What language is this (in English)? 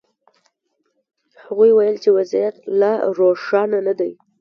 Pashto